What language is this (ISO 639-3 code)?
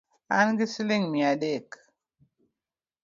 luo